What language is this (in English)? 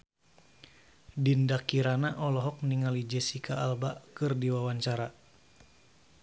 Sundanese